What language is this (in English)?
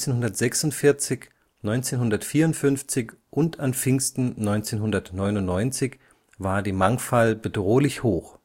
German